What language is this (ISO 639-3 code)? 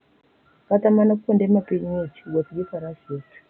luo